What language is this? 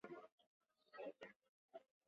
Chinese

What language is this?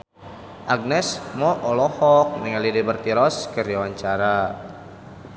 Sundanese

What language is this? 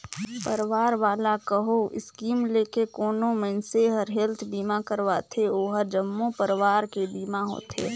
Chhattisgarhi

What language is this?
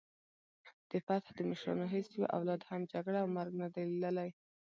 Pashto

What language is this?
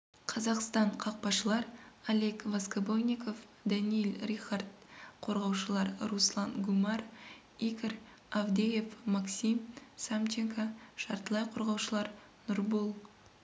Kazakh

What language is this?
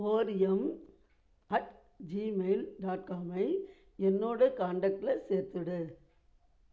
Tamil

